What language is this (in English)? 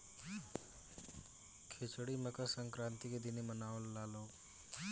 Bhojpuri